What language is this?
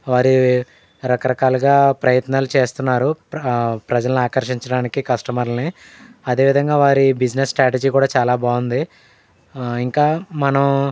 Telugu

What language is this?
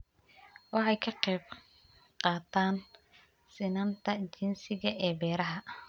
Somali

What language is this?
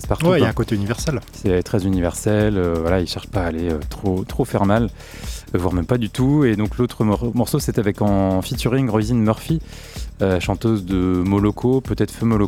French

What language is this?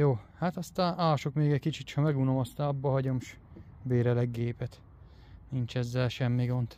Hungarian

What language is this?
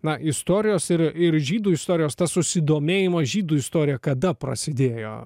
Lithuanian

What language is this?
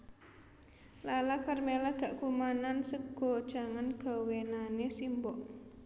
Javanese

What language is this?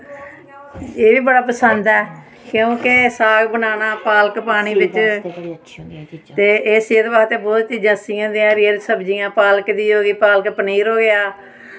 Dogri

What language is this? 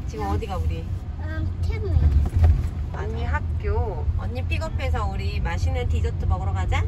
Korean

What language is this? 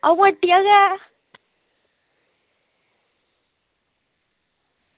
Dogri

